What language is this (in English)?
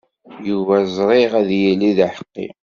Kabyle